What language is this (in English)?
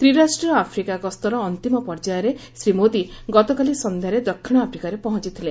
Odia